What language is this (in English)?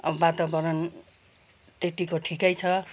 Nepali